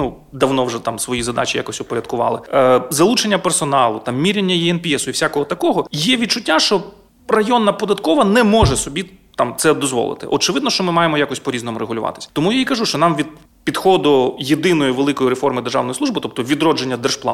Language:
Ukrainian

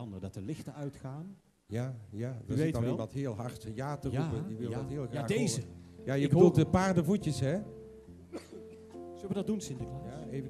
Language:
Dutch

